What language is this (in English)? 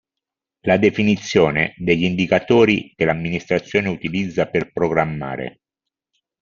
Italian